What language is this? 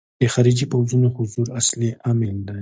Pashto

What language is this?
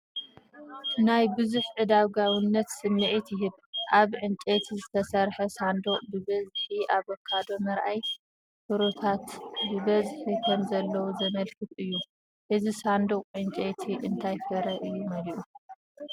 Tigrinya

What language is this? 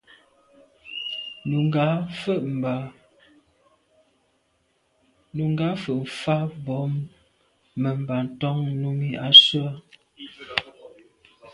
Medumba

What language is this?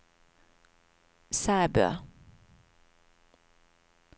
Norwegian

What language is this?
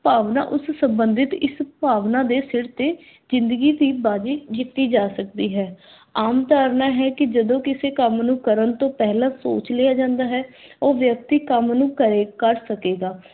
Punjabi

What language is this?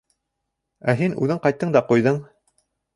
Bashkir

